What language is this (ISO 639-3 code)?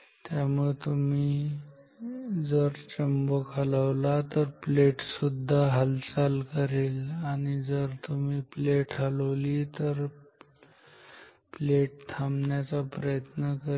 mar